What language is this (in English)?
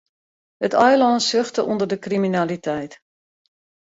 Western Frisian